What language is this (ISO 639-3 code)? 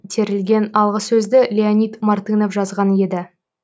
kaz